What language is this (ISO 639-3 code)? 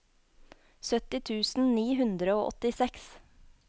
nor